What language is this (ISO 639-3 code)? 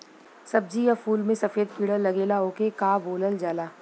bho